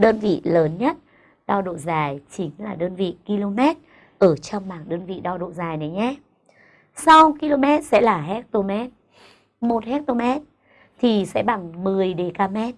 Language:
Vietnamese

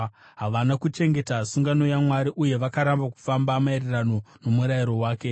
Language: Shona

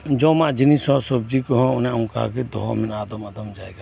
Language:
Santali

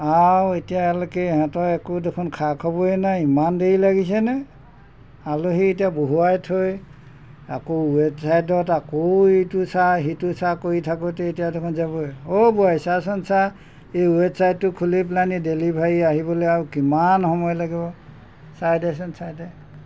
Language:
Assamese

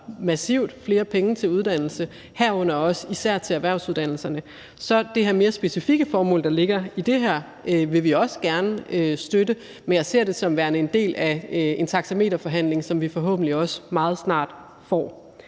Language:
Danish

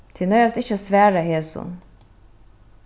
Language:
Faroese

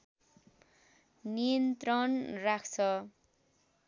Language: Nepali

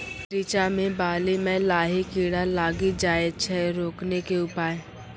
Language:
Maithili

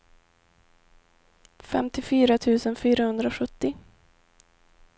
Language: Swedish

